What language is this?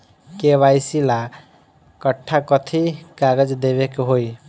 Bhojpuri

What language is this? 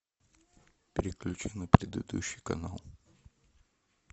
Russian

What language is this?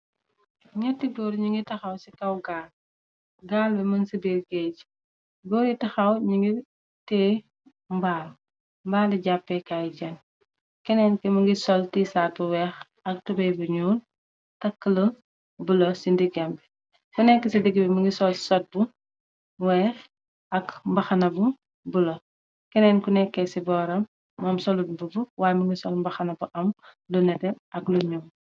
Wolof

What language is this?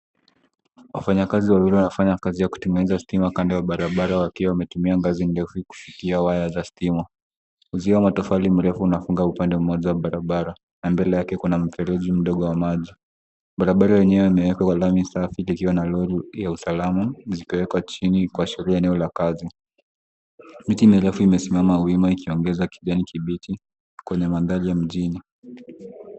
Swahili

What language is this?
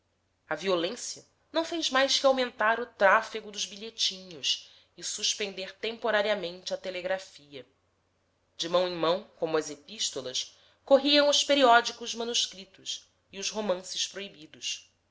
Portuguese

